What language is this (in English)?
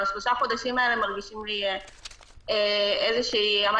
Hebrew